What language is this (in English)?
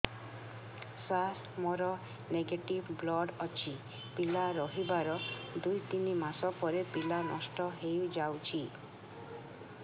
Odia